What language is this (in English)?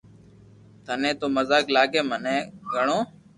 Loarki